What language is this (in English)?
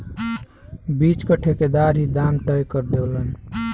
Bhojpuri